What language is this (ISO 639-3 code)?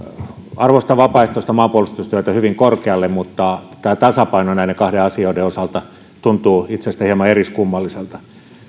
fin